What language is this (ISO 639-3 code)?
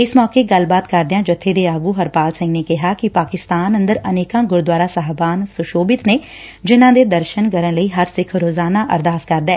pan